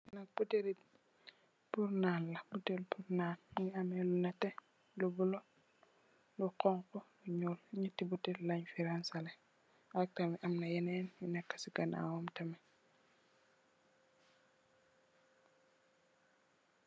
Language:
Wolof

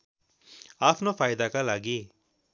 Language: Nepali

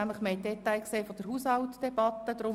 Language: Swiss German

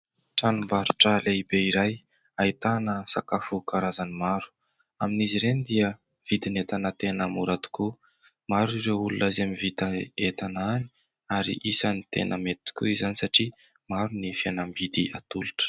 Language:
Malagasy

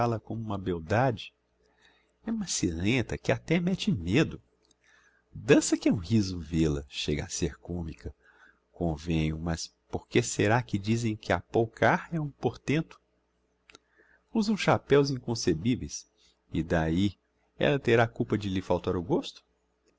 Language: Portuguese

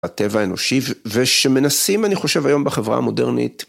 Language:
Hebrew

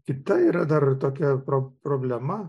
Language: Lithuanian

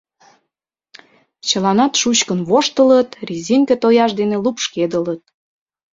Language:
Mari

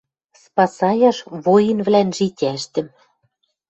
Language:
Western Mari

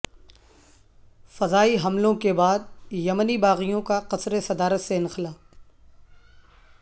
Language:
Urdu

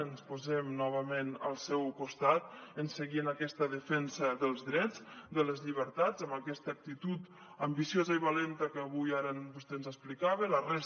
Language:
Catalan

